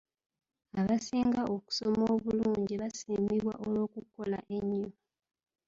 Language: Ganda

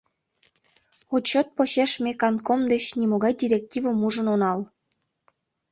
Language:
Mari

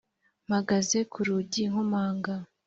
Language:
Kinyarwanda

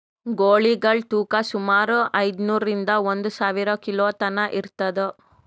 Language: Kannada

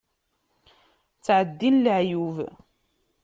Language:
Kabyle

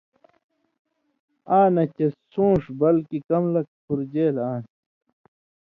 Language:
Indus Kohistani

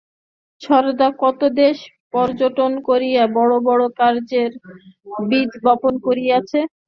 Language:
Bangla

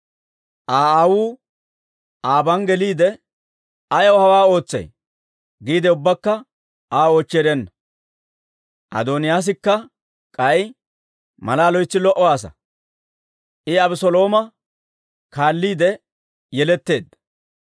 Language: Dawro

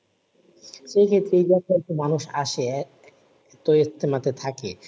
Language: Bangla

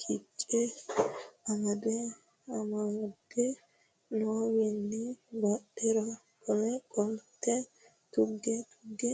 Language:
Sidamo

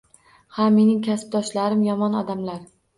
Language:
Uzbek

